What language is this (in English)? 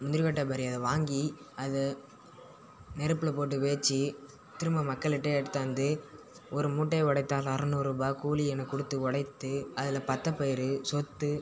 Tamil